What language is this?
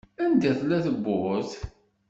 Kabyle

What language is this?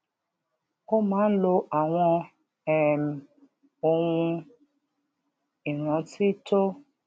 Yoruba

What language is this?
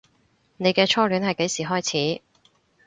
Cantonese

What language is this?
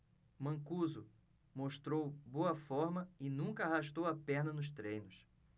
Portuguese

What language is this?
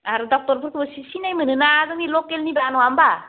Bodo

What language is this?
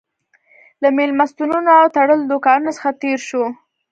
Pashto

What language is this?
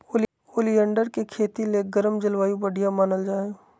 Magahi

